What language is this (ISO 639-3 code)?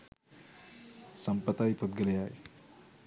sin